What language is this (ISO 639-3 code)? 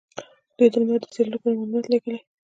pus